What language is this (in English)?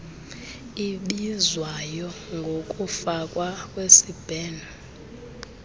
Xhosa